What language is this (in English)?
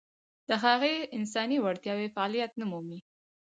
Pashto